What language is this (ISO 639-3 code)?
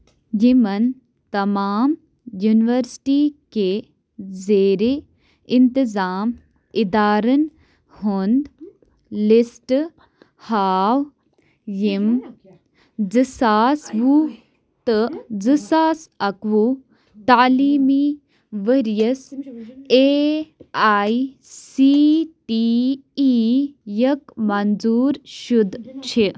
kas